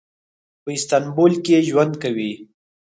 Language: Pashto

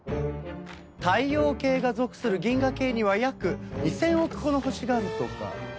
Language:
Japanese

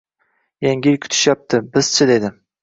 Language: Uzbek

